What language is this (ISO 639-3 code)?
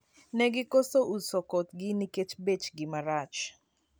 luo